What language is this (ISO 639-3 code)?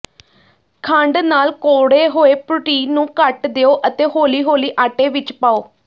pan